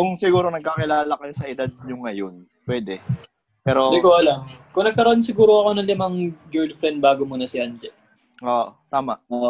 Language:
Filipino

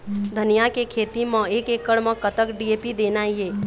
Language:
Chhattisgarhi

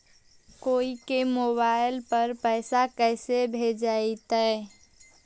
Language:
Magahi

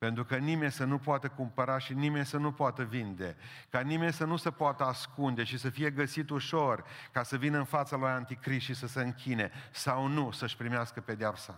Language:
Romanian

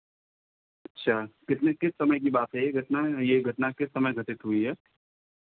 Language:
Hindi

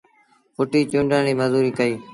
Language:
Sindhi Bhil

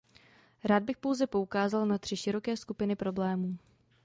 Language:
Czech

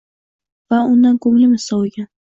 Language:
Uzbek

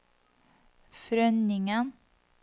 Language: Norwegian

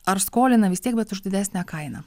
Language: Lithuanian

